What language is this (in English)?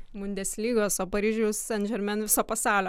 Lithuanian